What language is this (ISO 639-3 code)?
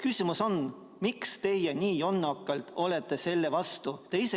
est